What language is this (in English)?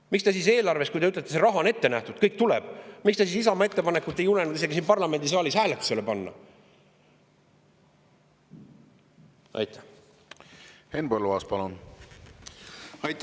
Estonian